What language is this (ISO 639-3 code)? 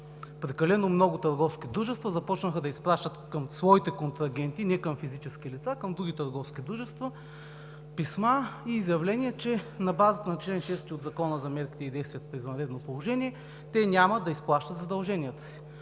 bul